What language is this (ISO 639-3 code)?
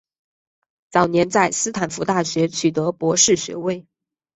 zho